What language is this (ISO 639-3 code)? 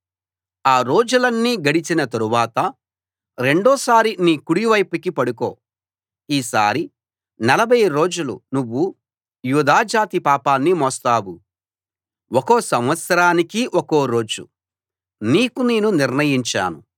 tel